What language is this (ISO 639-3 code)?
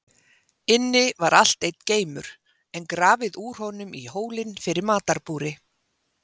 isl